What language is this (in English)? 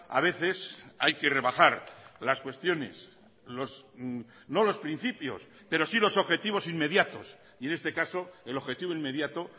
Spanish